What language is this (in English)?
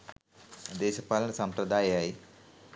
Sinhala